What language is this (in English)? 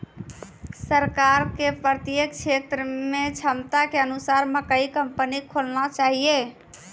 Maithili